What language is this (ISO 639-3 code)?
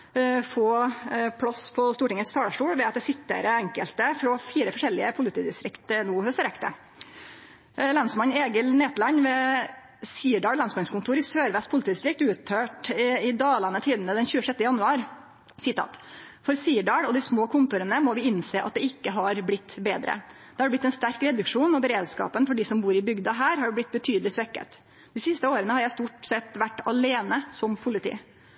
nno